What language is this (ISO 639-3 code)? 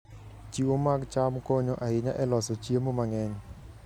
luo